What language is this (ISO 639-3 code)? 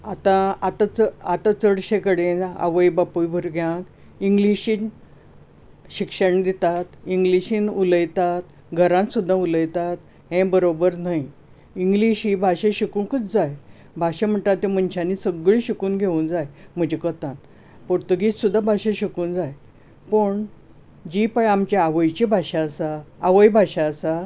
kok